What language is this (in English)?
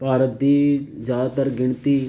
Punjabi